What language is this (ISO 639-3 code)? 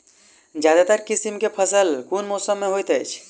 mai